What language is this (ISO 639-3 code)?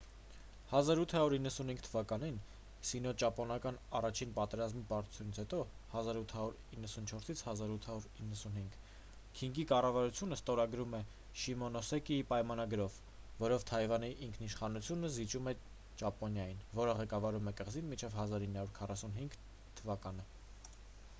hye